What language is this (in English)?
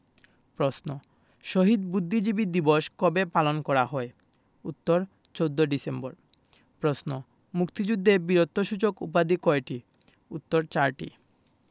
Bangla